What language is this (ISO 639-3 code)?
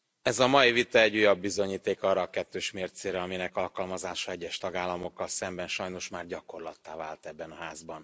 hun